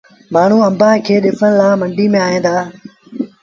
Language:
Sindhi Bhil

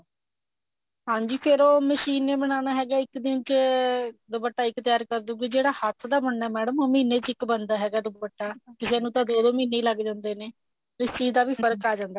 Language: Punjabi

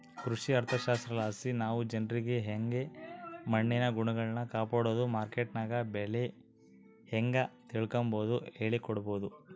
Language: Kannada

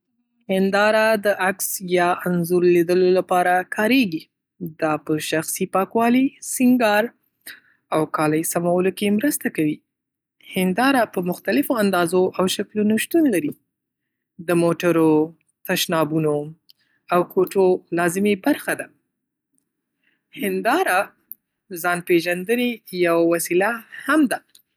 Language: Pashto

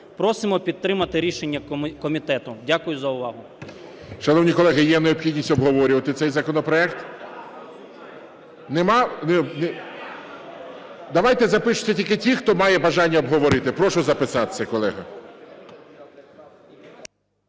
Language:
Ukrainian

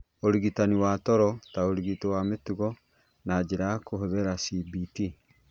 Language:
Kikuyu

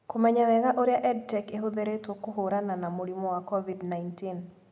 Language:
Kikuyu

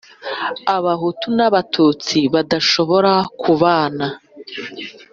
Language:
Kinyarwanda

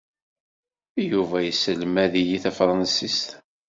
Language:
Kabyle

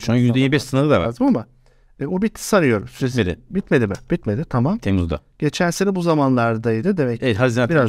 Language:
Turkish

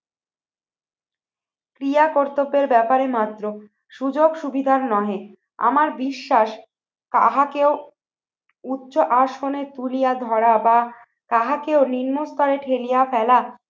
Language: Bangla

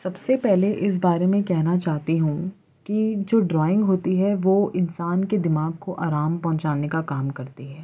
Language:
Urdu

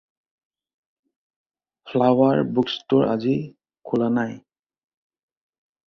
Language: Assamese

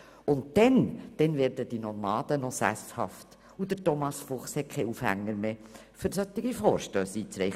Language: Swiss German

